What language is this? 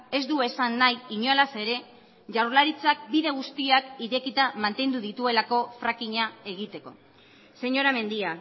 Basque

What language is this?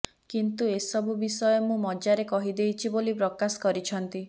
Odia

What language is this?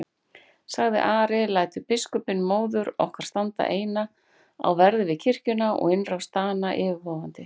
Icelandic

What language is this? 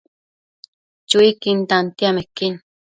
Matsés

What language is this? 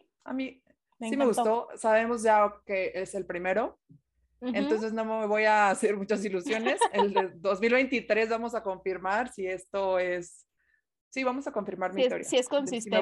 Spanish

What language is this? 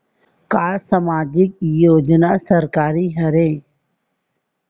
Chhattisgarhi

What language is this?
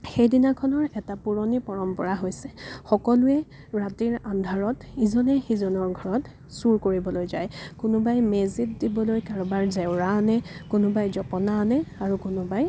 Assamese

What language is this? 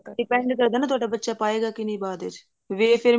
Punjabi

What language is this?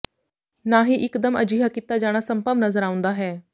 Punjabi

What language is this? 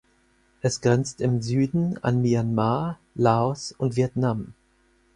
German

